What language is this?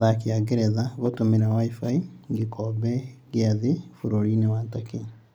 Kikuyu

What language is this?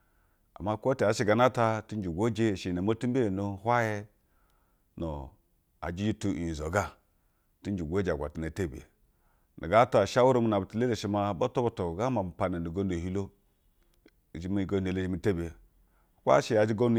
Basa (Nigeria)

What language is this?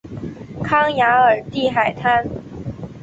Chinese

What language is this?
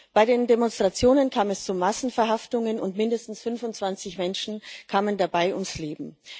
German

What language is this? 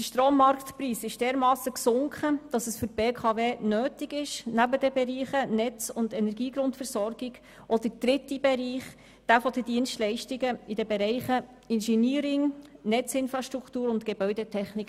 Swiss German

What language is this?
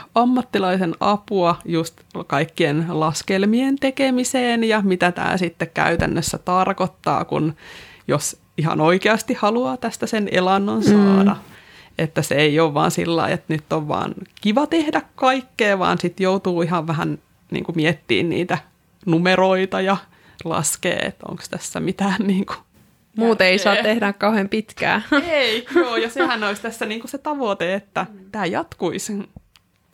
Finnish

